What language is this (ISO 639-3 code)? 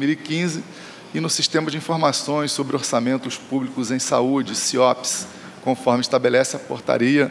por